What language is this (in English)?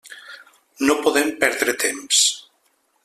Catalan